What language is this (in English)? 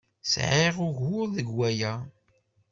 Kabyle